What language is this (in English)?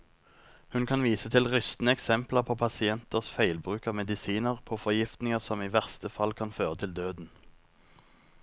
Norwegian